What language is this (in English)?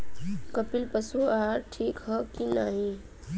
Bhojpuri